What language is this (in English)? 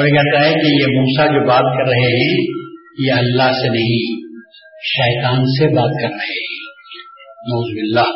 Urdu